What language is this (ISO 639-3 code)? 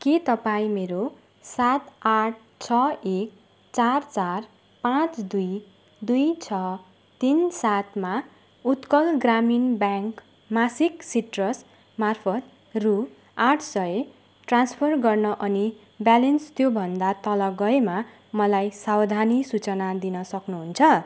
nep